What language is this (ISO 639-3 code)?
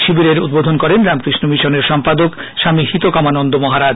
ben